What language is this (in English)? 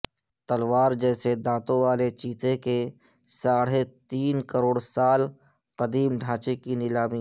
Urdu